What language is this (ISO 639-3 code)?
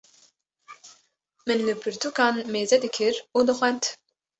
kur